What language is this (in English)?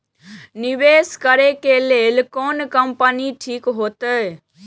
Maithili